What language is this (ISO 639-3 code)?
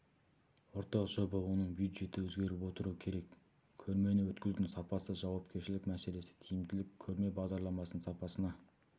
kaz